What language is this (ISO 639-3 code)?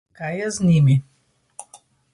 slv